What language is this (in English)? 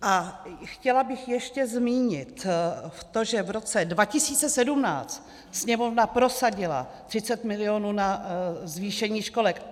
Czech